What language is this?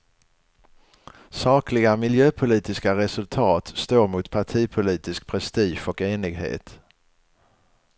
Swedish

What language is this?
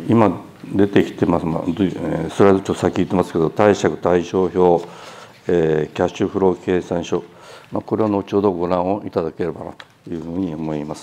Japanese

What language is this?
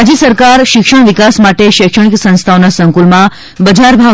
Gujarati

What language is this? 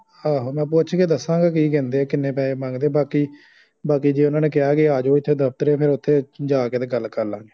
Punjabi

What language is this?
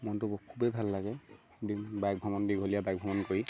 Assamese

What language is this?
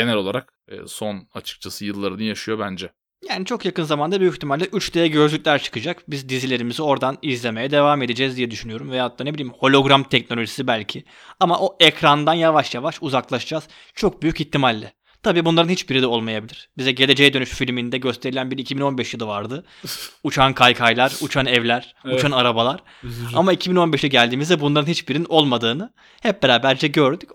Turkish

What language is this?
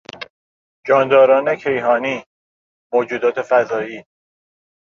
Persian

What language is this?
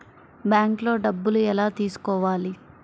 Telugu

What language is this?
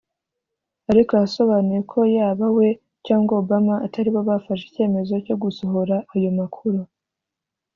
Kinyarwanda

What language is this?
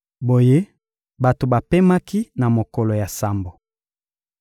Lingala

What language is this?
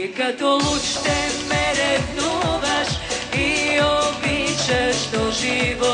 Romanian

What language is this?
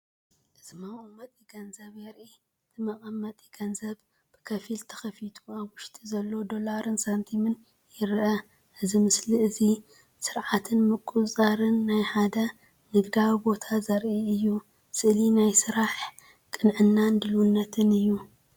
Tigrinya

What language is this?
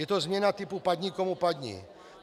Czech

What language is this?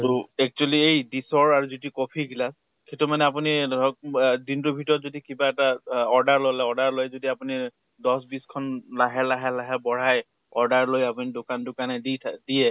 Assamese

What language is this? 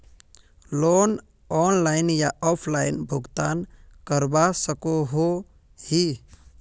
Magahi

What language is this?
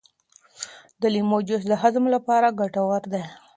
Pashto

